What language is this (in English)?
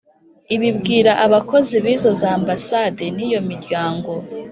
Kinyarwanda